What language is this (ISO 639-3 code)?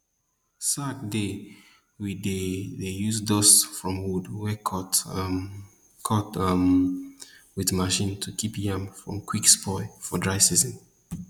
pcm